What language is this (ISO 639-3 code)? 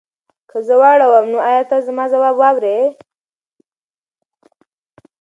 pus